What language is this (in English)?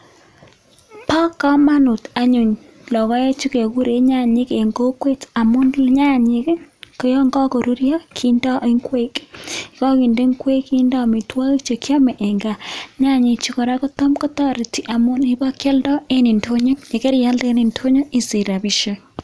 Kalenjin